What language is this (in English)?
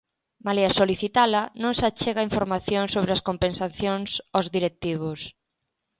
Galician